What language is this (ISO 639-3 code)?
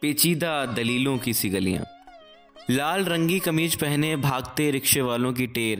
hin